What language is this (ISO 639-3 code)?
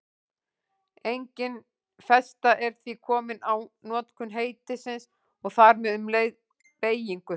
isl